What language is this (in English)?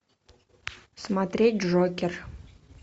Russian